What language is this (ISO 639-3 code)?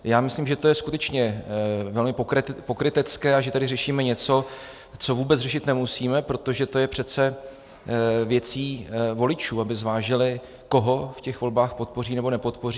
ces